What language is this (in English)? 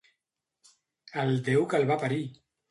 Catalan